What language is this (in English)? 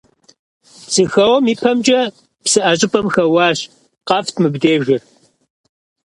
Kabardian